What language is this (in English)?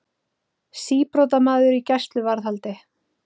Icelandic